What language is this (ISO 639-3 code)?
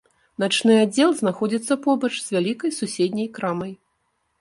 bel